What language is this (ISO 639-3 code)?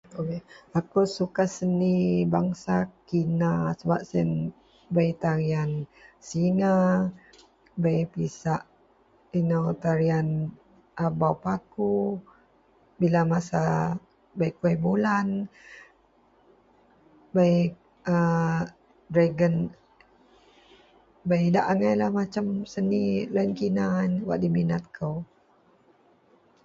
mel